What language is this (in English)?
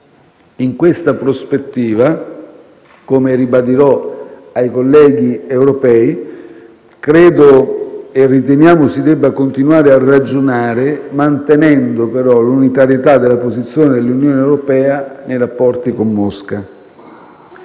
Italian